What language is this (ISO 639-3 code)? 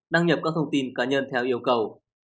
vie